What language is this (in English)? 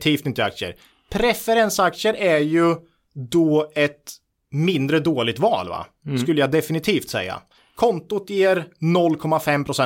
Swedish